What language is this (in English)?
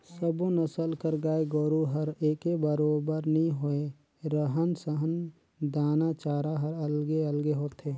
Chhattisgarhi